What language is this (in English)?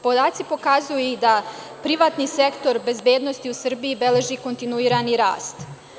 Serbian